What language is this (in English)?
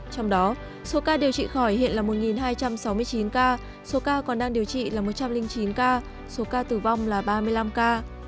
Vietnamese